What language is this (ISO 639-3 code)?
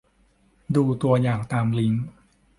tha